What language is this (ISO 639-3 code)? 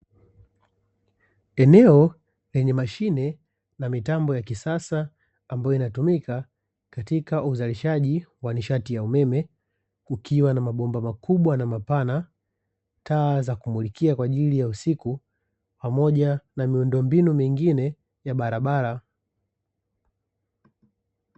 swa